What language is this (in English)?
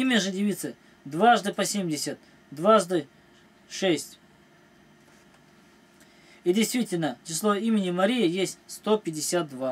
Russian